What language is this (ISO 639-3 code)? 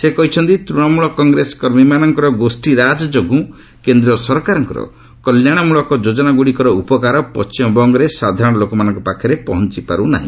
ori